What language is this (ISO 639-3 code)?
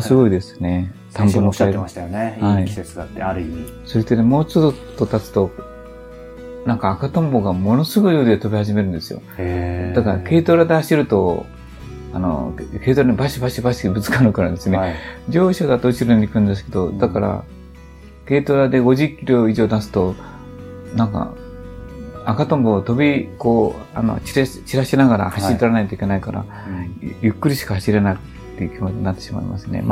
jpn